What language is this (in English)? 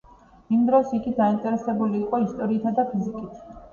Georgian